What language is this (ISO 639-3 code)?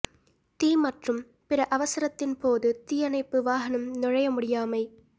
tam